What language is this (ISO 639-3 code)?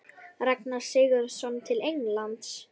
isl